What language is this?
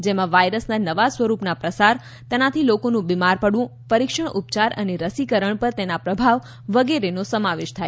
Gujarati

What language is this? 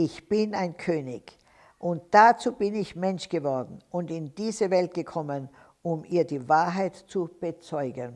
German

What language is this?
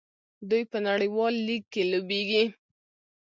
Pashto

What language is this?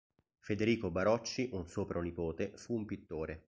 Italian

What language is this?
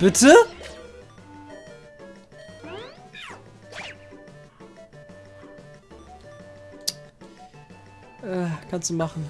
German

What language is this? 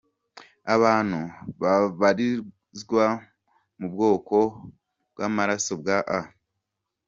Kinyarwanda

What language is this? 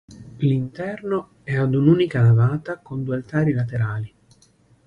Italian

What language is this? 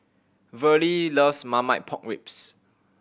English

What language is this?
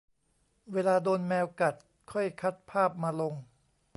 Thai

